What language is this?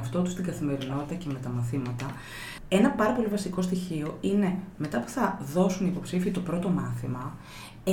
Greek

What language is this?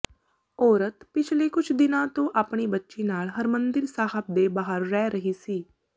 Punjabi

